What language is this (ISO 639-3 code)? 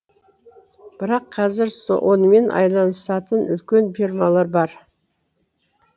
kaz